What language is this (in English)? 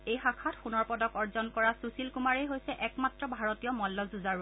Assamese